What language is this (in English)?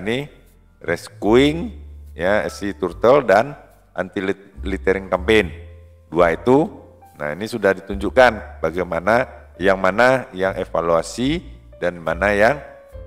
Indonesian